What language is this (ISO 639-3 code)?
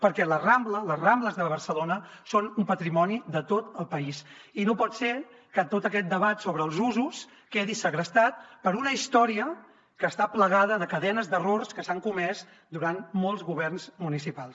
cat